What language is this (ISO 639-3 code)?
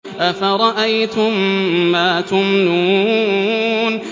ara